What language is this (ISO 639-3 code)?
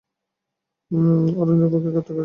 ben